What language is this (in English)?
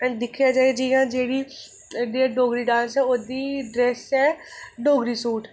Dogri